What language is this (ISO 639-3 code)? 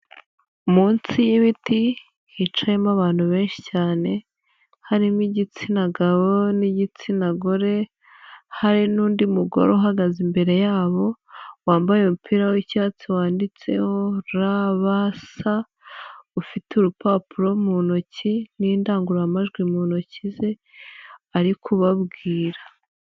kin